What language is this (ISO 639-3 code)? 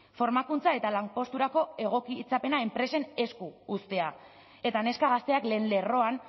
eus